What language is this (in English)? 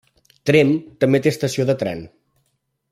Catalan